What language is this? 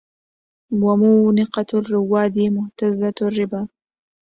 Arabic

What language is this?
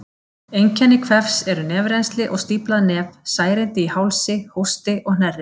Icelandic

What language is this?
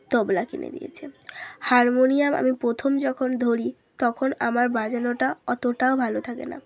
Bangla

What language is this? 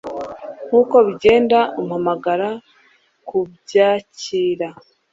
Kinyarwanda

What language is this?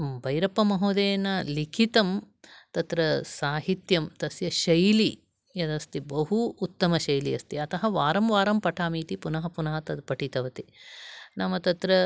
Sanskrit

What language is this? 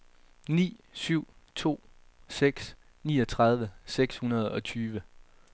Danish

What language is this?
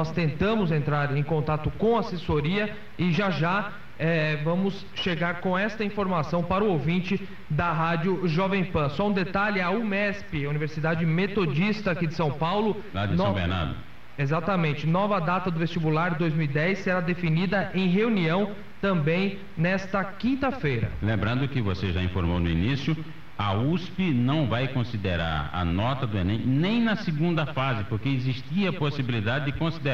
Portuguese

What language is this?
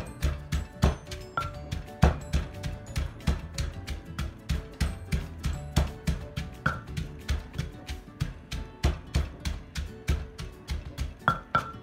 Thai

